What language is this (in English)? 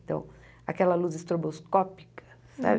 Portuguese